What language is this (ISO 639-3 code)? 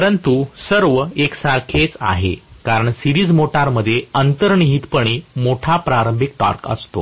mar